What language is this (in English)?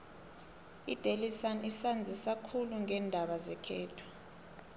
South Ndebele